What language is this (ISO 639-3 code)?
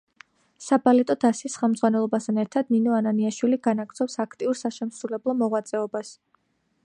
kat